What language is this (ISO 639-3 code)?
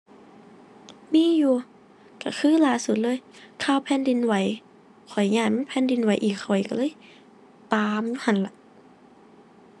tha